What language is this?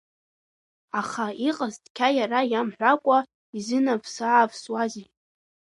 Abkhazian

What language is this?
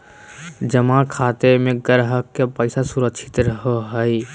Magahi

